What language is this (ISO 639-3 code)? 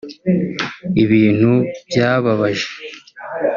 kin